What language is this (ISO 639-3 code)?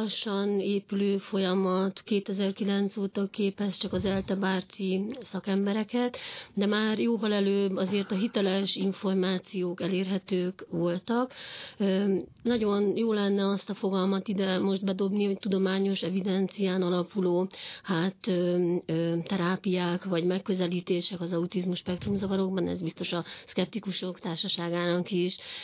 hun